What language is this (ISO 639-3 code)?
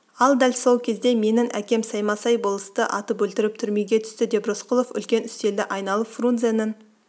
kaz